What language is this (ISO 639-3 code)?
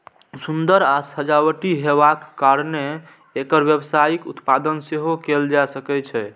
mai